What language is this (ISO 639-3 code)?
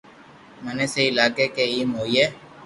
lrk